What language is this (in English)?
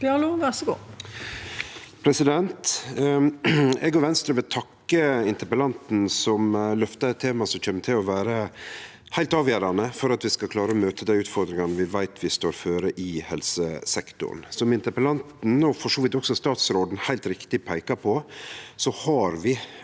Norwegian